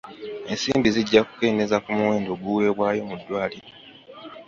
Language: Ganda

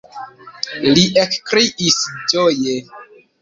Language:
Esperanto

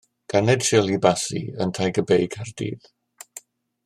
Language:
Welsh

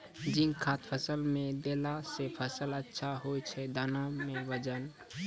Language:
Maithili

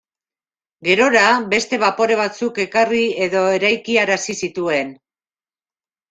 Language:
Basque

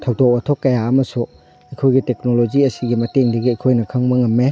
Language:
Manipuri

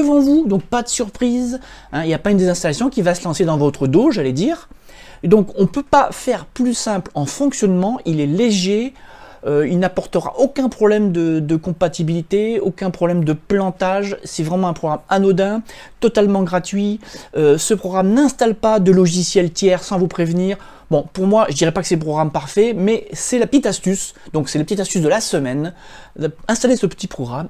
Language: French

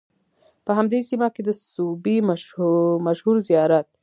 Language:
Pashto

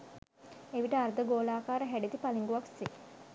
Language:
Sinhala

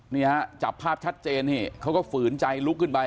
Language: Thai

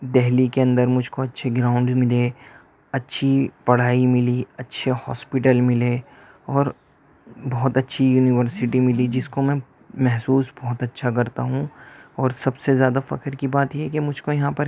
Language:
Urdu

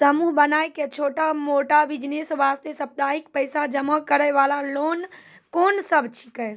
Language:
Maithili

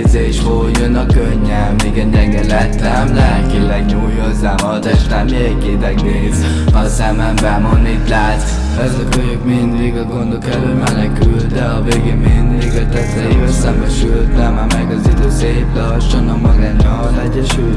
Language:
Hungarian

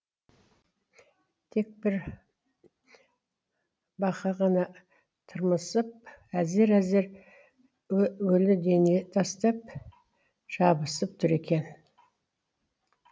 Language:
Kazakh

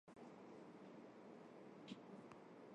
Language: Armenian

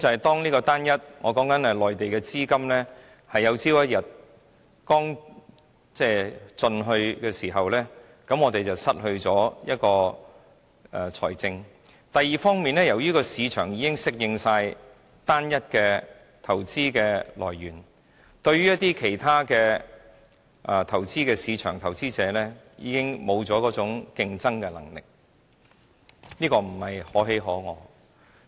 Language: Cantonese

